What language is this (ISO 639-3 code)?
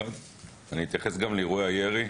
heb